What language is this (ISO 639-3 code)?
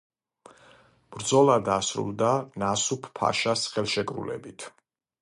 kat